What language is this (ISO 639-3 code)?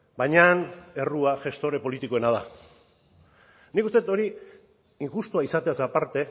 eus